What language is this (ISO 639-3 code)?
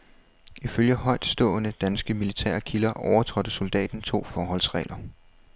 dan